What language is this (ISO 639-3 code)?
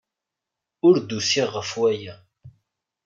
kab